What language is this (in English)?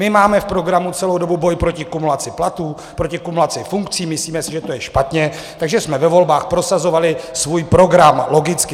Czech